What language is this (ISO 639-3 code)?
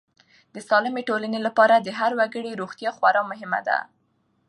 pus